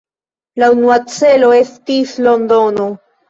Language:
Esperanto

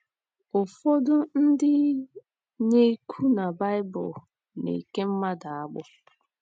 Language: Igbo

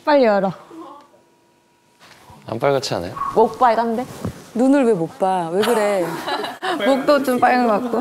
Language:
Korean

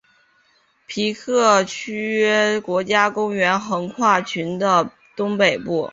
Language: Chinese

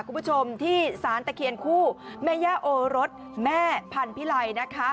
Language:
Thai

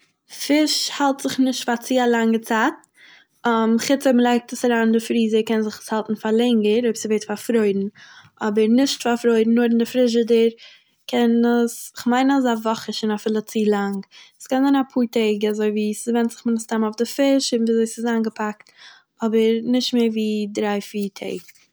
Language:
Yiddish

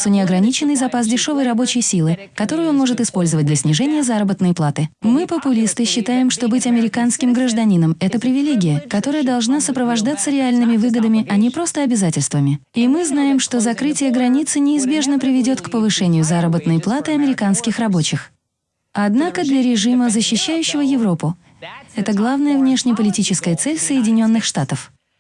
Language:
Russian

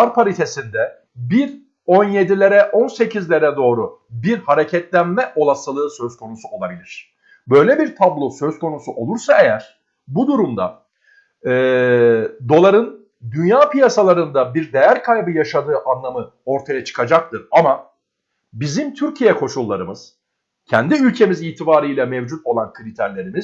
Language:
Turkish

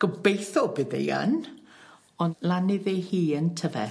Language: Welsh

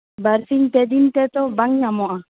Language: Santali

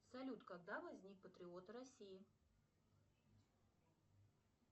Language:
Russian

